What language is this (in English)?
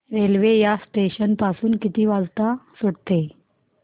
Marathi